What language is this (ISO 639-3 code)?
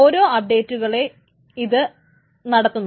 mal